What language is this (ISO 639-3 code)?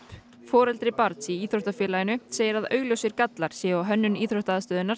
isl